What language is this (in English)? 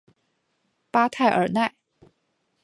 Chinese